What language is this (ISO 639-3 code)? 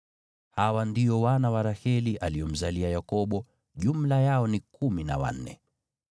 swa